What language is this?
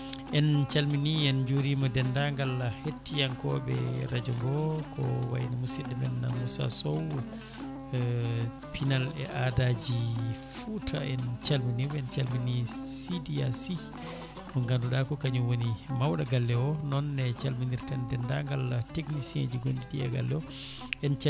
Fula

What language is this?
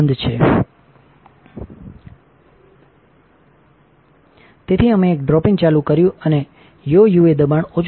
Gujarati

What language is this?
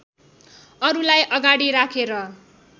Nepali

